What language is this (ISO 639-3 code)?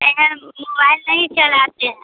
hin